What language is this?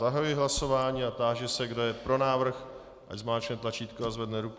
Czech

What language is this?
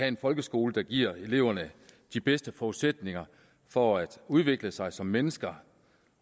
Danish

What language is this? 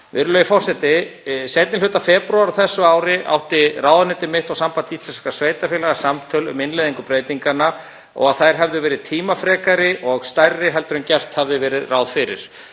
Icelandic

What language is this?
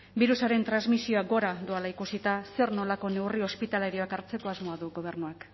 Basque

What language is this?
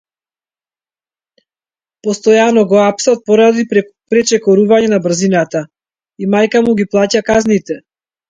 Macedonian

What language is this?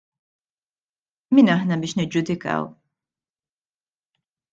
Maltese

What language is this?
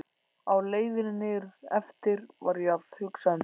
Icelandic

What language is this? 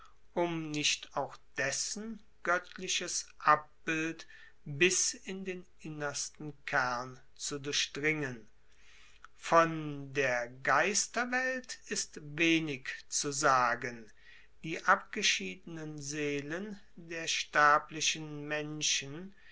German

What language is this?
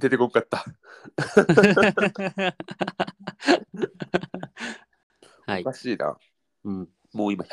Japanese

